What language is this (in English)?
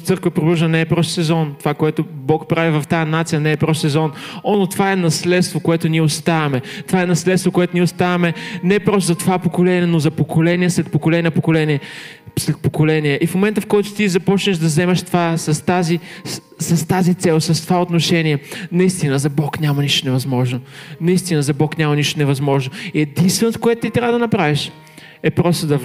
Bulgarian